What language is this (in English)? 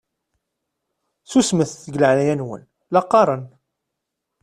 Kabyle